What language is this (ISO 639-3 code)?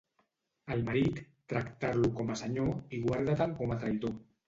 cat